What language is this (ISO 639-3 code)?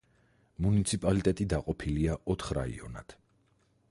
kat